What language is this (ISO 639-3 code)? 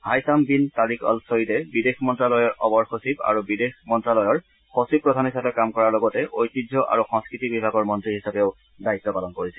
asm